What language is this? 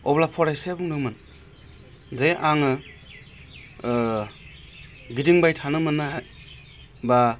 Bodo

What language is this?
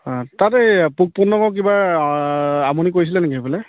Assamese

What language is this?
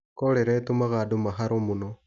Kikuyu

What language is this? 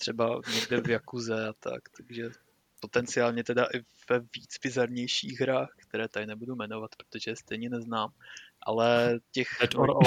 Czech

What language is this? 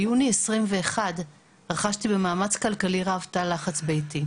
Hebrew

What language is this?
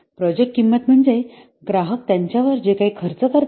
Marathi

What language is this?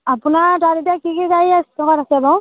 Assamese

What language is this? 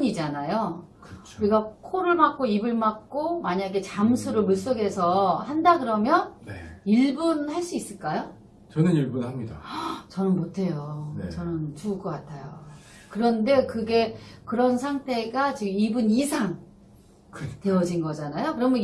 Korean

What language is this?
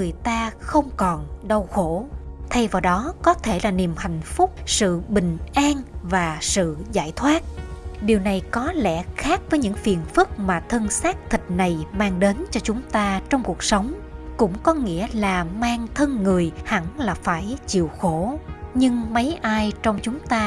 Vietnamese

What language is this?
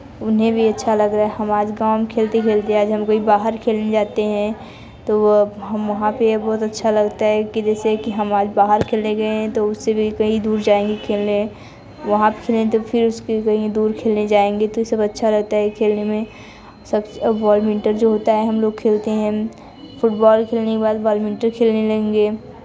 Hindi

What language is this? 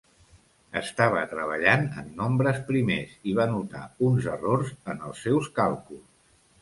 Catalan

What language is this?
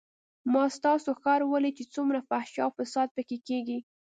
Pashto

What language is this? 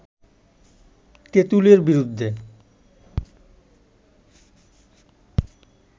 Bangla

